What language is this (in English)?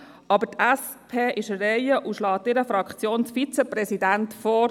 Swiss German